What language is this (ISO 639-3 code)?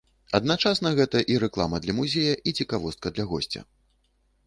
bel